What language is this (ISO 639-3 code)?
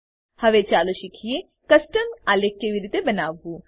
guj